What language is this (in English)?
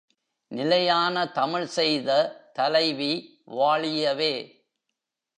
Tamil